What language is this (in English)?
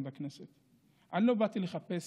Hebrew